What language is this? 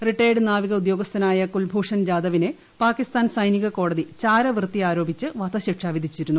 Malayalam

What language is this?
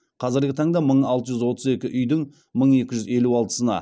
Kazakh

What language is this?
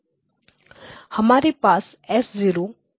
Hindi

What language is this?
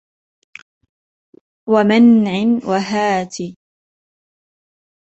Arabic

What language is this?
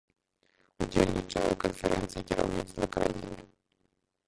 Belarusian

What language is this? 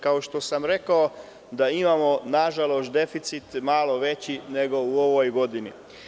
Serbian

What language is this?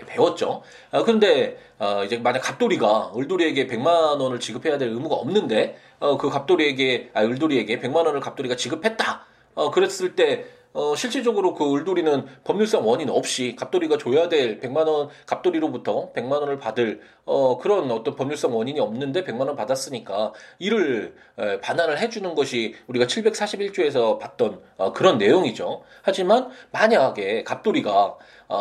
Korean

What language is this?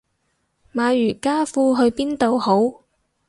Cantonese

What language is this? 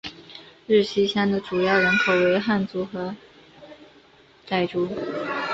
Chinese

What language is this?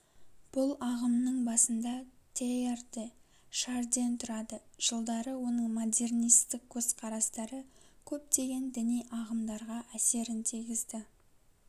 Kazakh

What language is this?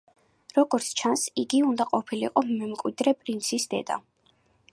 Georgian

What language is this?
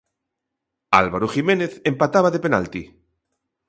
Galician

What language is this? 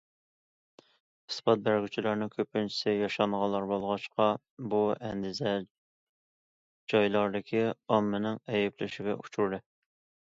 Uyghur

